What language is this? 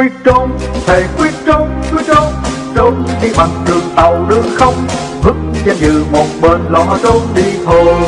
Vietnamese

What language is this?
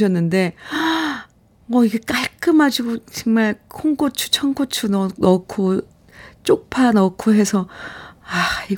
Korean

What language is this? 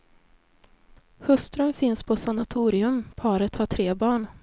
Swedish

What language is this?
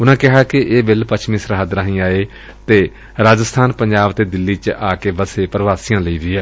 Punjabi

